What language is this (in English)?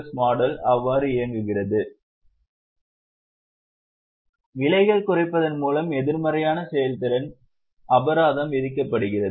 Tamil